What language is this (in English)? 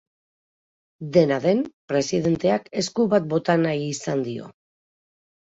Basque